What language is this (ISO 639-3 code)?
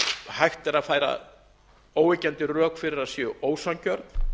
isl